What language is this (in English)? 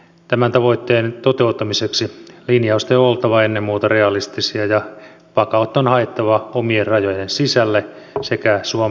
Finnish